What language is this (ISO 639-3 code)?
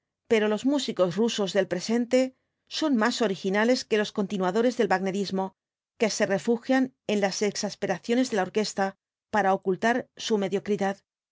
spa